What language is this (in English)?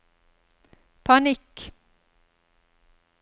Norwegian